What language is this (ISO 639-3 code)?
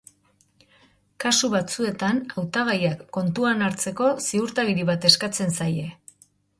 eus